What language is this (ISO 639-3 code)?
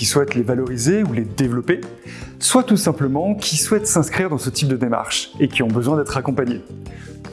fra